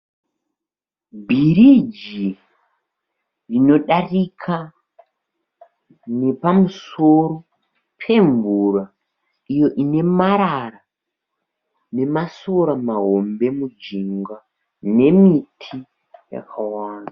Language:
Shona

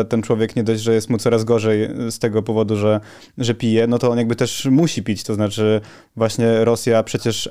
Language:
Polish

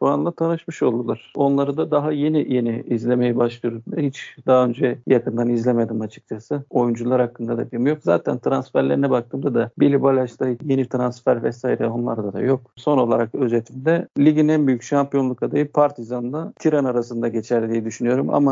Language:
Turkish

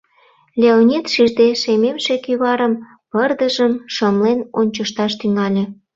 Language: Mari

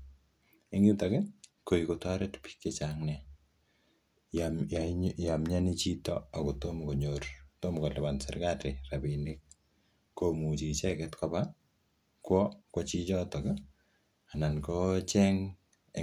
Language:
Kalenjin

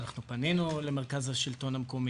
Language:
Hebrew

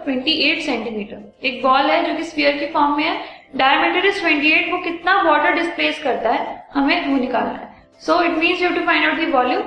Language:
Hindi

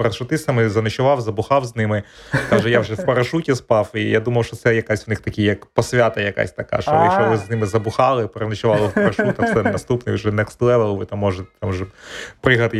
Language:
Ukrainian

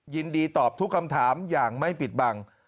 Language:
Thai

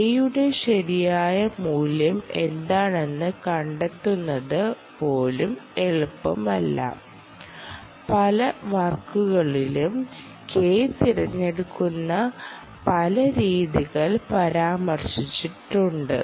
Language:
Malayalam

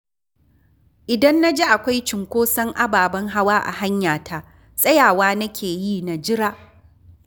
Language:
Hausa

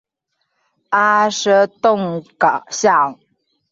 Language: Chinese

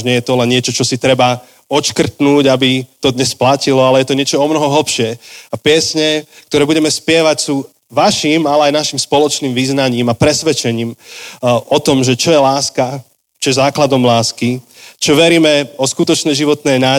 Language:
Slovak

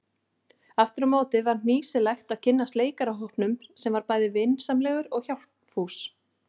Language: Icelandic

